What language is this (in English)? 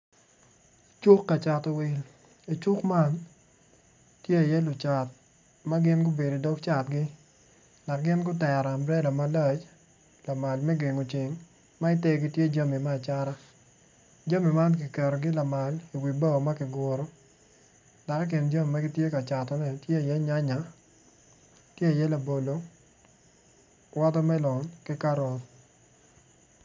Acoli